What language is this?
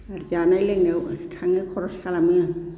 Bodo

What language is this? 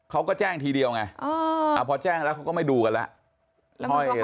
Thai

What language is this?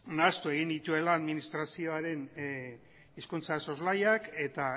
Basque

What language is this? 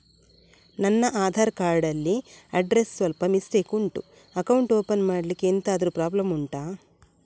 Kannada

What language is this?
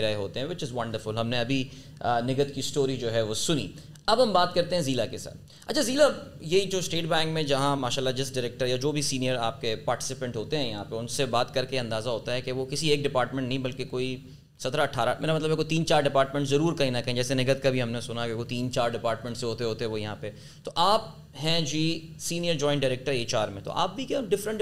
Urdu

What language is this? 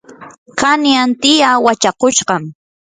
Yanahuanca Pasco Quechua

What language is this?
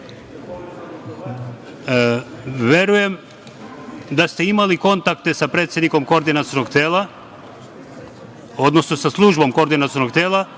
Serbian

